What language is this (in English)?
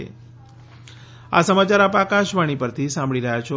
Gujarati